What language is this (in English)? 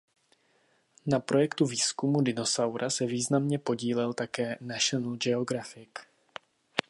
Czech